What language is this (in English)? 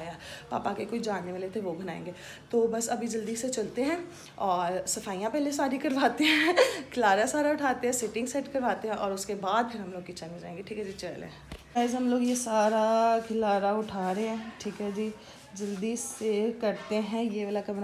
Hindi